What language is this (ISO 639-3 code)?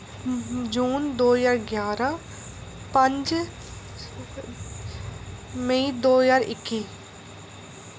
doi